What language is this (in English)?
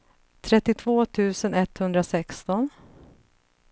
Swedish